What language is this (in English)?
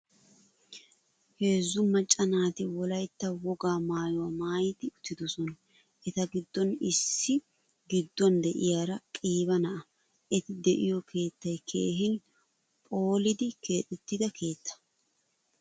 Wolaytta